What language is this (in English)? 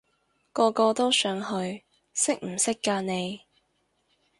Cantonese